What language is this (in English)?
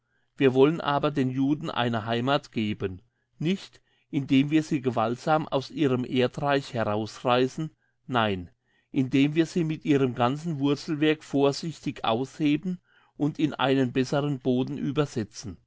German